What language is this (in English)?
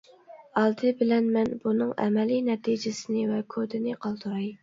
Uyghur